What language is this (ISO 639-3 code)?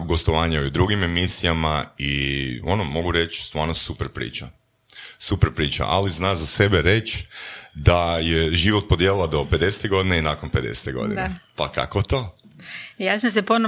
hrv